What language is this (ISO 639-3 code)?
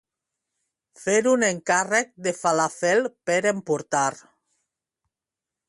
cat